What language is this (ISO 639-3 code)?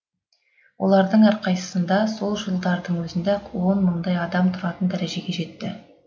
kaz